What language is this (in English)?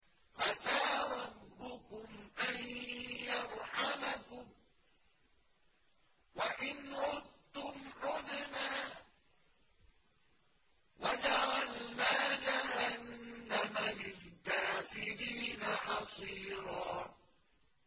Arabic